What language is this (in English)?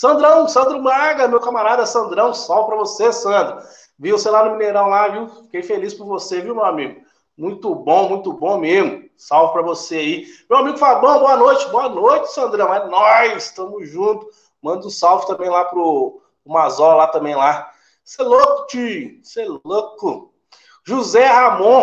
Portuguese